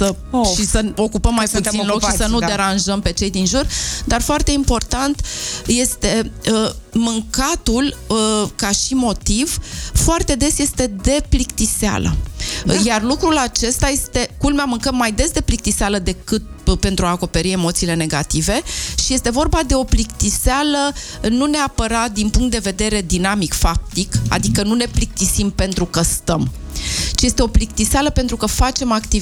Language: Romanian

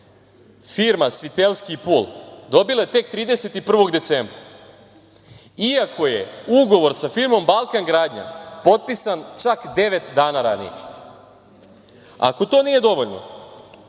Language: Serbian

